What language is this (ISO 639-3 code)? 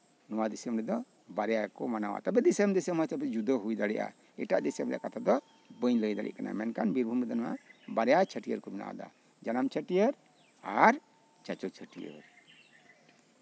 sat